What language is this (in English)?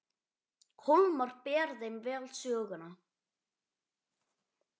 Icelandic